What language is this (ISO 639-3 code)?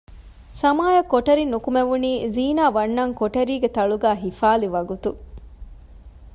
div